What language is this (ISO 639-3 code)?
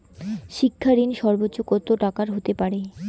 ben